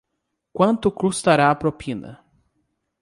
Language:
Portuguese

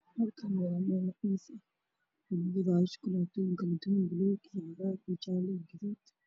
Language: Somali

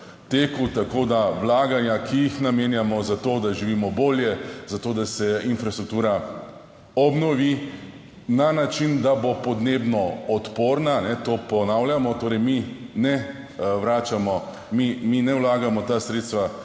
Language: Slovenian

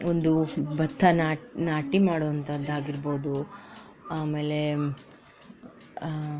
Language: Kannada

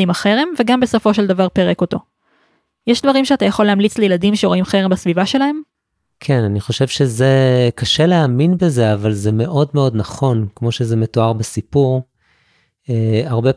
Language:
Hebrew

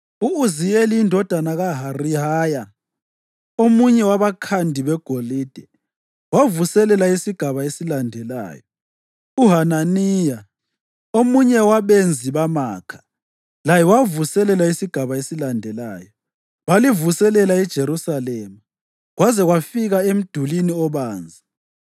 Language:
North Ndebele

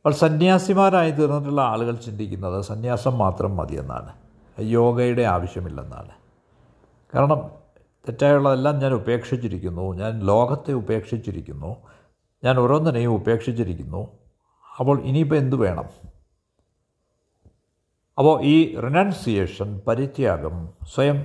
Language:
Malayalam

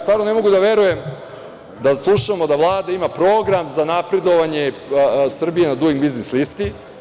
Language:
Serbian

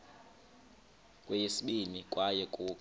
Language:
Xhosa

